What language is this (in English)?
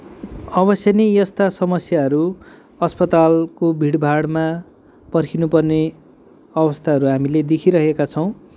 Nepali